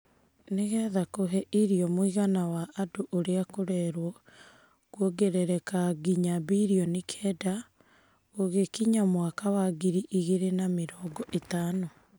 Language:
Kikuyu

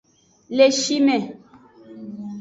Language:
Aja (Benin)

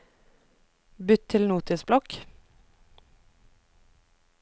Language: Norwegian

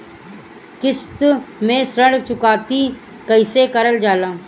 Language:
Bhojpuri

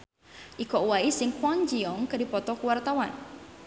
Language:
Sundanese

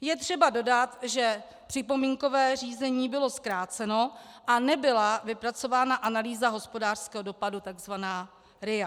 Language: Czech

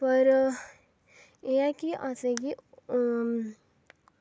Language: Dogri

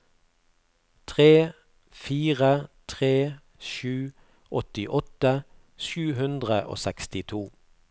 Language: Norwegian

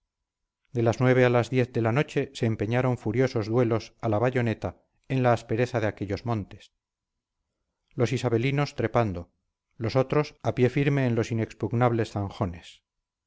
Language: Spanish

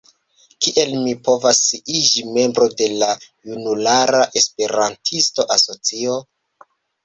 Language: Esperanto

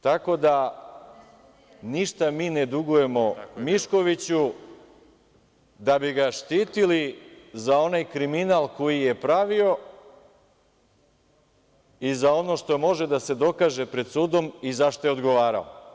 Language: Serbian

